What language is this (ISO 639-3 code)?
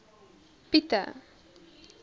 afr